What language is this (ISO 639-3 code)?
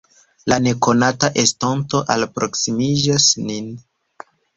epo